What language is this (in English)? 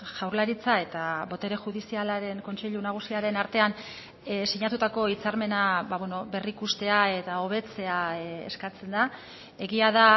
Basque